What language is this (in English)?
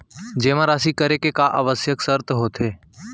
Chhattisgarhi